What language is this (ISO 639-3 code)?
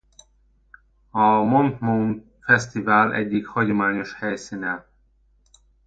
hun